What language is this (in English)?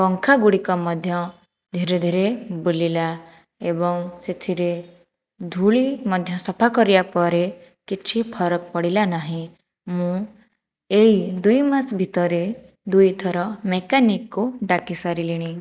Odia